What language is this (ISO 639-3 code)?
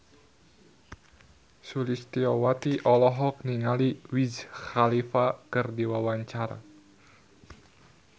sun